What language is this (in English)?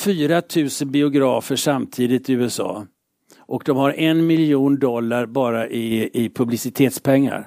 Swedish